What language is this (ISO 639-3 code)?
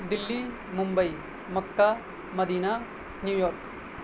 urd